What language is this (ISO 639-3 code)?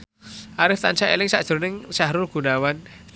jav